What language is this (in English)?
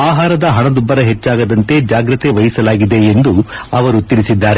Kannada